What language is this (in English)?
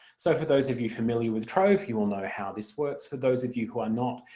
English